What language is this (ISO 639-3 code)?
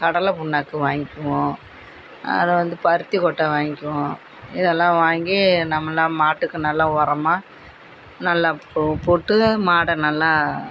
tam